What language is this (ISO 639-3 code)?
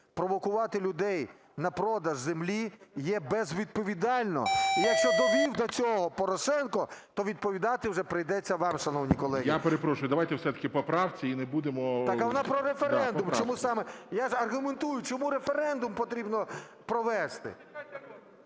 ukr